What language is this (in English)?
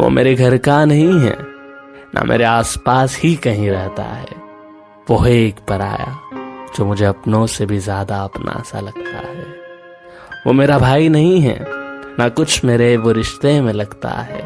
Hindi